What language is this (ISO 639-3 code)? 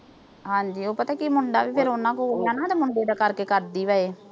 pan